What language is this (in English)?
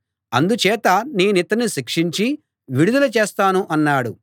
Telugu